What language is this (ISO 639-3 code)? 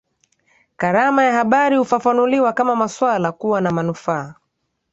swa